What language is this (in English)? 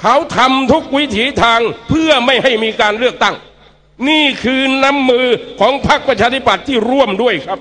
Thai